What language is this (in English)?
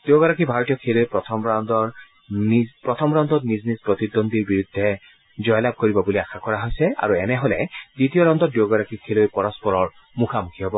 Assamese